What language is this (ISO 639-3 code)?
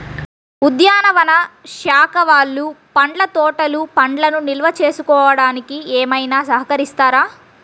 tel